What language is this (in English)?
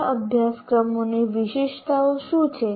Gujarati